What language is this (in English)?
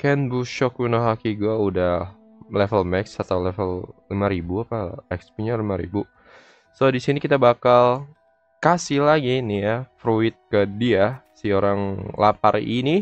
Indonesian